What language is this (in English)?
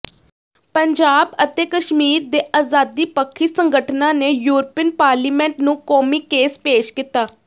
Punjabi